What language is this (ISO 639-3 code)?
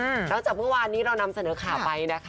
tha